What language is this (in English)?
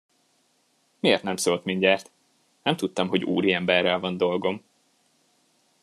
Hungarian